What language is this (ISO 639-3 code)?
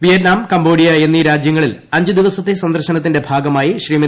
mal